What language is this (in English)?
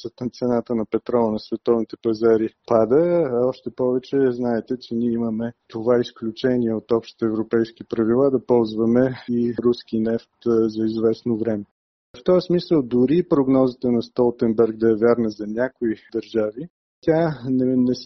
Bulgarian